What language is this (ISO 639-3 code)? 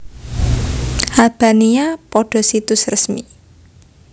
jav